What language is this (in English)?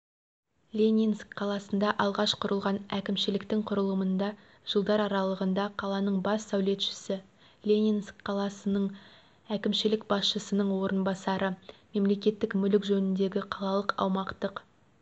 Kazakh